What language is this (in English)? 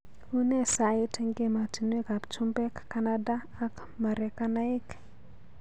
Kalenjin